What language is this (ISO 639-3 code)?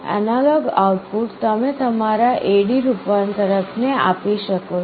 guj